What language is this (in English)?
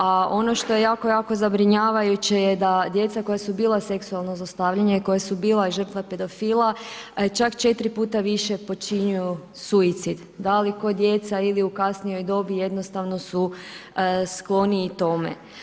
Croatian